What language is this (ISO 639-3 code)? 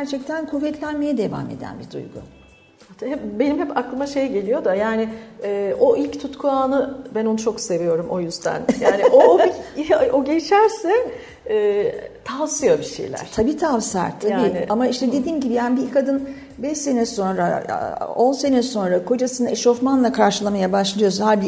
tur